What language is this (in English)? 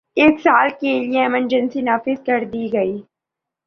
Urdu